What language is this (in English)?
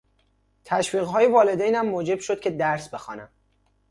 Persian